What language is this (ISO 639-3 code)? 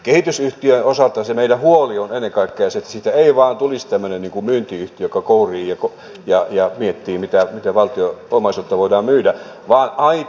fin